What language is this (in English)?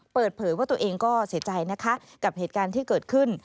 Thai